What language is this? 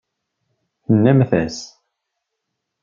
Kabyle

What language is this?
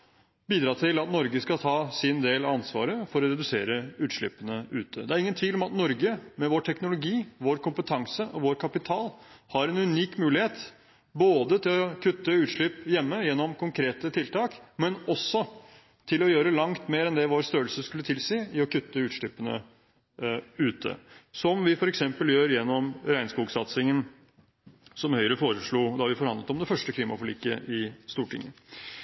Norwegian Bokmål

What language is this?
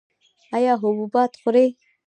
Pashto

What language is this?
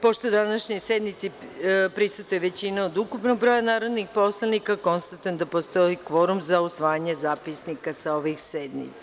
Serbian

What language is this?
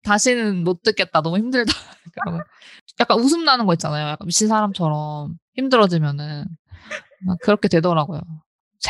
Korean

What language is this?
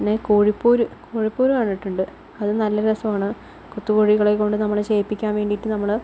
Malayalam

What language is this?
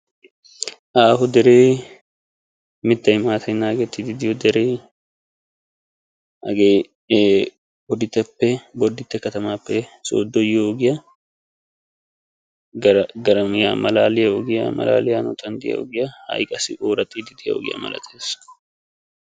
Wolaytta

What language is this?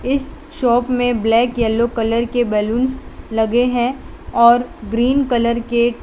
Hindi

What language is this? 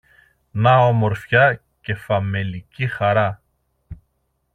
Greek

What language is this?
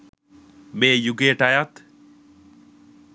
Sinhala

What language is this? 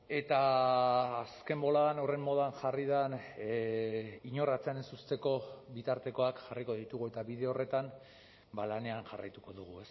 Basque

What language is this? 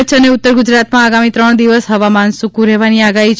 Gujarati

